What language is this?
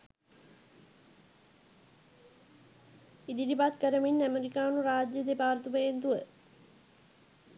Sinhala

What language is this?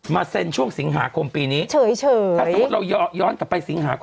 Thai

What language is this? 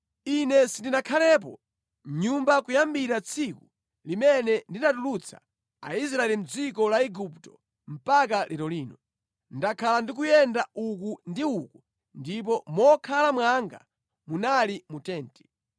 Nyanja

